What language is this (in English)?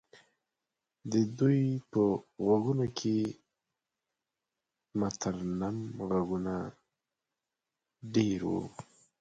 Pashto